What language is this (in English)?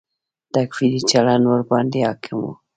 Pashto